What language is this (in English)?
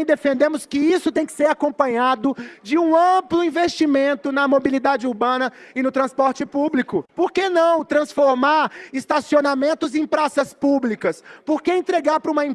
Portuguese